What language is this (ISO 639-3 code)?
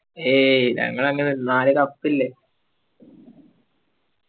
mal